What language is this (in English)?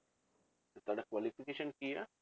Punjabi